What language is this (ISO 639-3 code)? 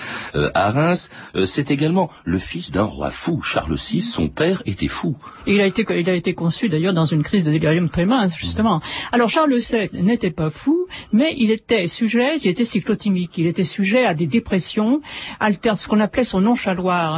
fra